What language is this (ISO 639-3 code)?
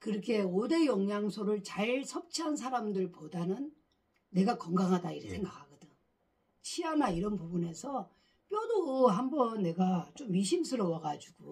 kor